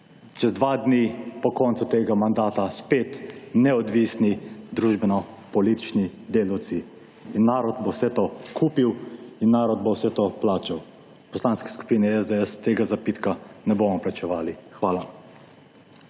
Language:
Slovenian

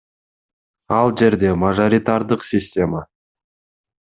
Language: Kyrgyz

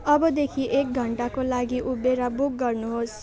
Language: Nepali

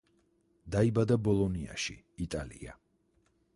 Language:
Georgian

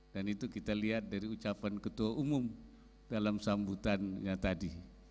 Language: Indonesian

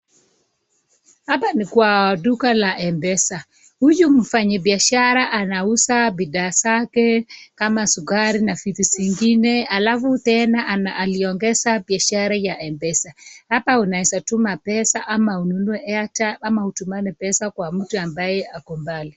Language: Swahili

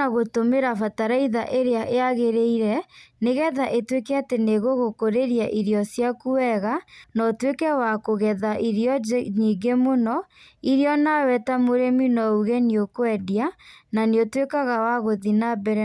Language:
Kikuyu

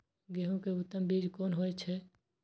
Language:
Maithili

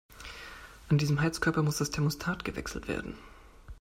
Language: German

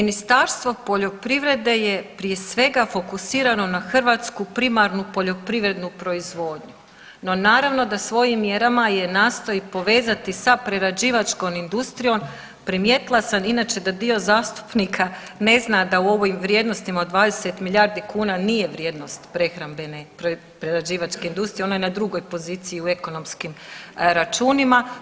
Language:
Croatian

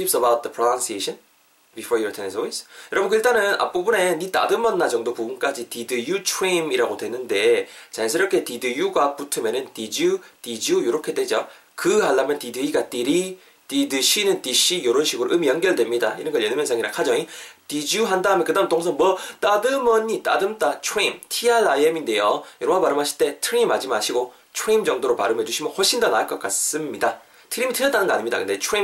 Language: Korean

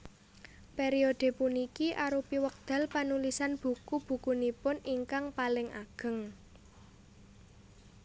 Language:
Javanese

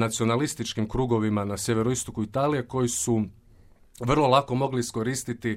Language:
Croatian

